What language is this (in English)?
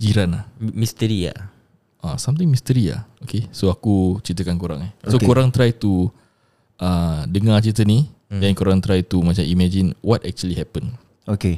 Malay